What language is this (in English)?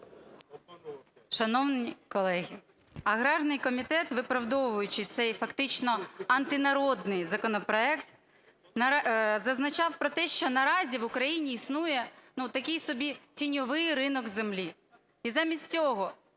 Ukrainian